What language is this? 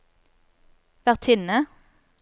Norwegian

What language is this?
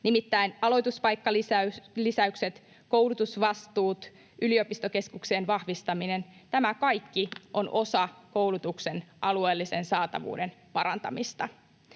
Finnish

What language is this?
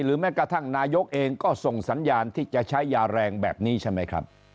Thai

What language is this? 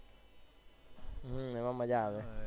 Gujarati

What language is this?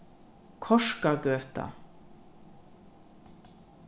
Faroese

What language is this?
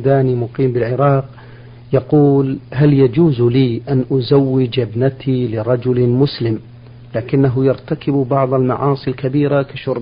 Arabic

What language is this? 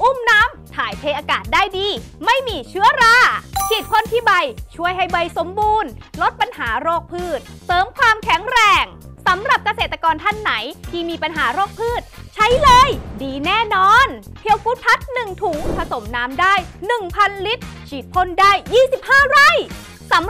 Thai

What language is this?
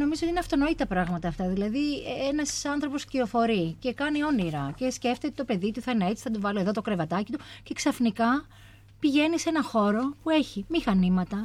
Greek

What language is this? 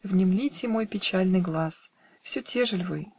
Russian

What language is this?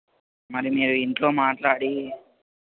Telugu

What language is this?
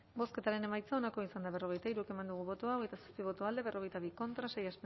Basque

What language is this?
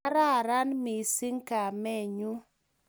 Kalenjin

